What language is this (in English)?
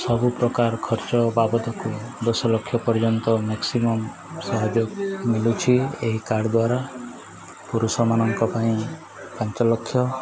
Odia